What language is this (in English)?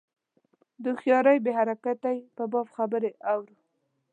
Pashto